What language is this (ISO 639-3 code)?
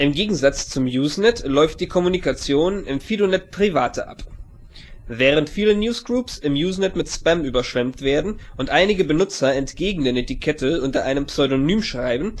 deu